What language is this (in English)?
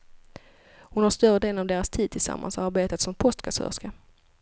Swedish